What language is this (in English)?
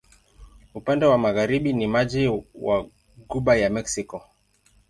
Swahili